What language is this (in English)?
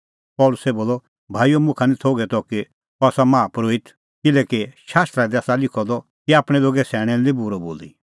Kullu Pahari